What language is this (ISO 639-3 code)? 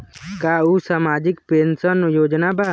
bho